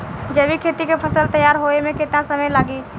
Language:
Bhojpuri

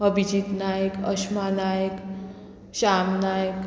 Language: Konkani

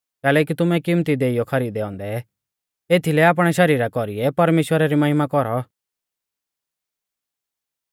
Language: Mahasu Pahari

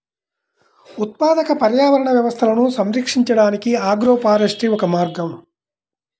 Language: Telugu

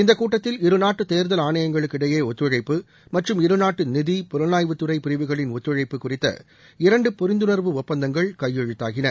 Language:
Tamil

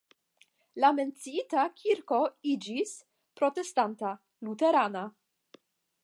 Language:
Esperanto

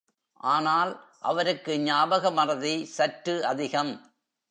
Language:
Tamil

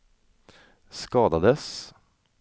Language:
Swedish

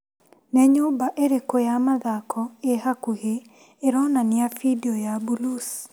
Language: Kikuyu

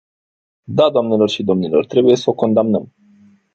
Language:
Romanian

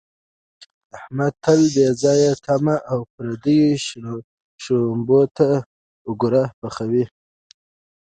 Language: Pashto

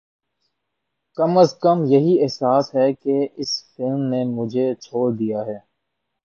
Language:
Urdu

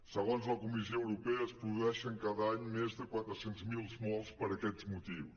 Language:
Catalan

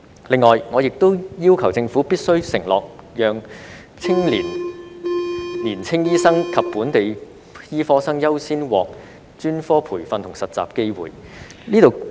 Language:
Cantonese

